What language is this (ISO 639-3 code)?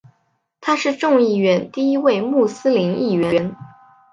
zho